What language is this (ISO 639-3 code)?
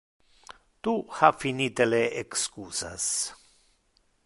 ina